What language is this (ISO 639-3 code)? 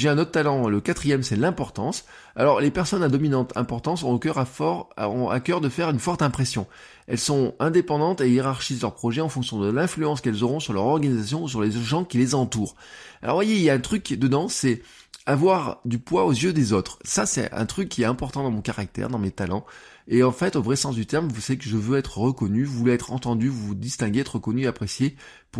fra